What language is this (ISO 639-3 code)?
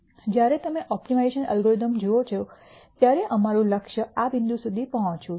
guj